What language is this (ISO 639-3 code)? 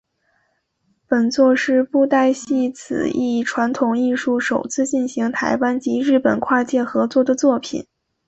zho